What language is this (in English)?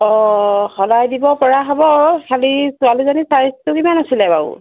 Assamese